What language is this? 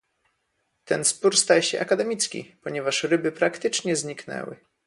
Polish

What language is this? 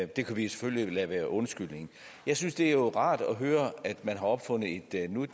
Danish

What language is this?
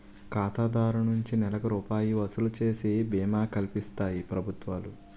Telugu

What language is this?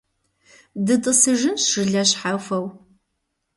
Kabardian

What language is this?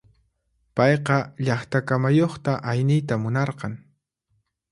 Puno Quechua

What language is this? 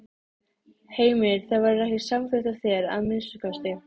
Icelandic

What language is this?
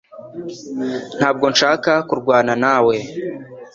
Kinyarwanda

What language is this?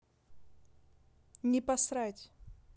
Russian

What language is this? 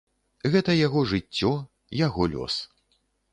Belarusian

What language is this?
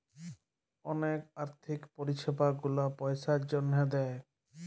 Bangla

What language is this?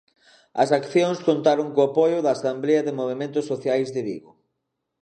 Galician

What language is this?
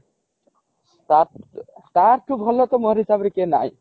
Odia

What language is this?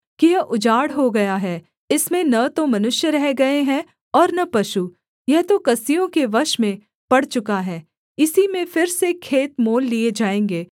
Hindi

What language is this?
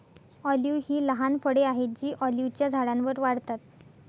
Marathi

